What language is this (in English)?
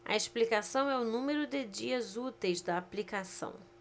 Portuguese